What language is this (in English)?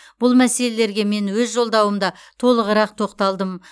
Kazakh